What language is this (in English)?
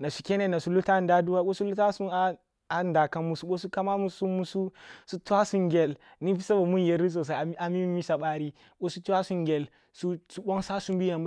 Kulung (Nigeria)